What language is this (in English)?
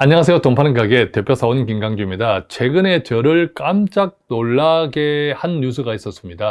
Korean